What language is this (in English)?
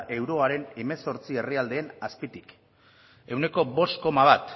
Basque